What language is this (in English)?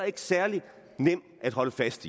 Danish